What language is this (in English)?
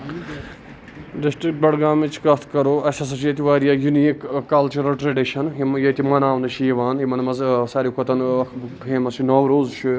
Kashmiri